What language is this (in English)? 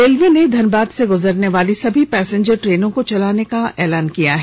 Hindi